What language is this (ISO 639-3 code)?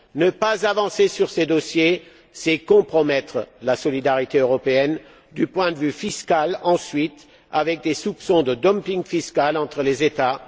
fra